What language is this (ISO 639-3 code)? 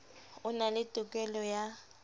sot